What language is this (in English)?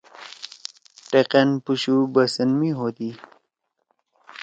Torwali